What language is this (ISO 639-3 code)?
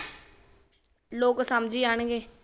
pan